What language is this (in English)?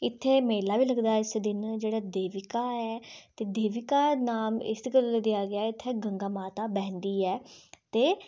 Dogri